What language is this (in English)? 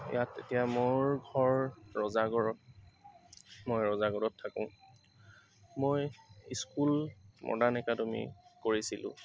Assamese